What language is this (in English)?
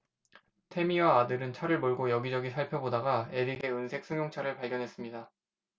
Korean